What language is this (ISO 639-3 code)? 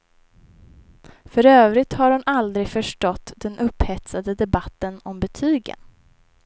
swe